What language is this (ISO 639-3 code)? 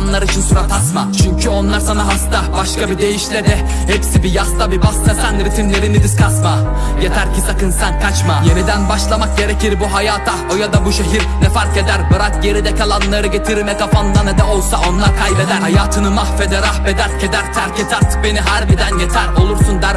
tur